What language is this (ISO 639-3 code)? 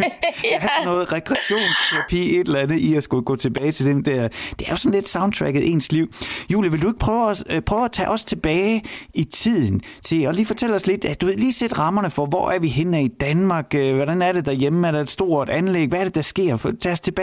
dan